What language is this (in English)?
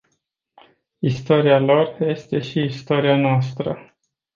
Romanian